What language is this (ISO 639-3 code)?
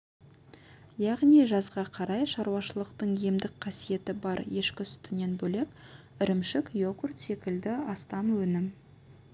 kaz